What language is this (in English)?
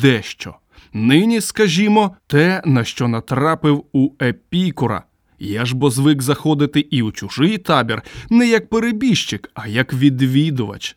Ukrainian